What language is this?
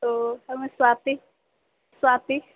Maithili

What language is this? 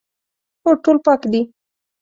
Pashto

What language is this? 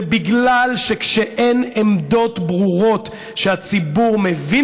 Hebrew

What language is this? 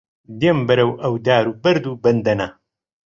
Central Kurdish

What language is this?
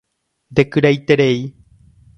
Guarani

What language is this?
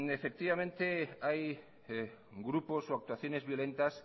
Spanish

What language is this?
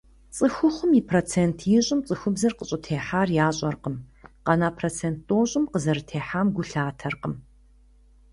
Kabardian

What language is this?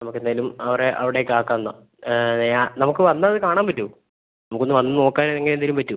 Malayalam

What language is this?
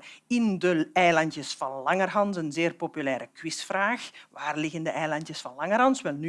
Dutch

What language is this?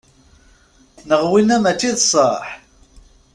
Kabyle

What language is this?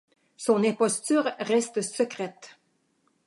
French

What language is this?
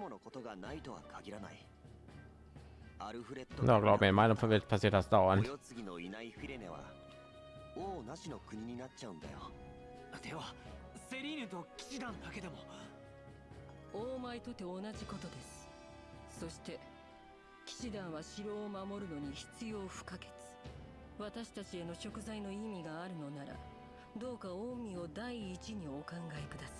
German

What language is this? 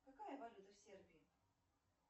Russian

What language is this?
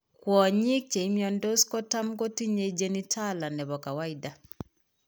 Kalenjin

